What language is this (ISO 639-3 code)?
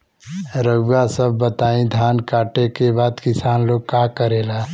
bho